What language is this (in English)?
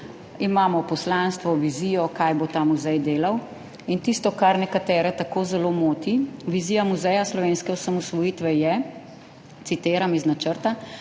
Slovenian